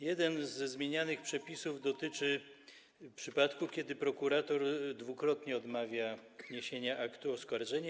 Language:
Polish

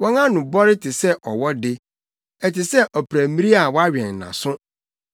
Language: Akan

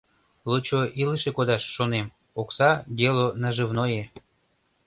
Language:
Mari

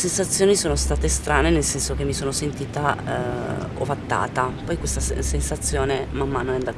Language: Italian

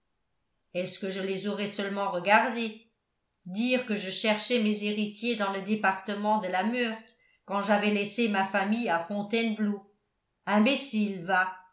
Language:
French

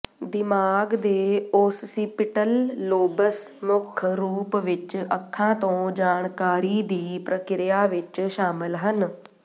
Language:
Punjabi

